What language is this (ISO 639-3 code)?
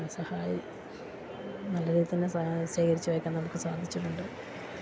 mal